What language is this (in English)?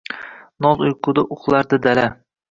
Uzbek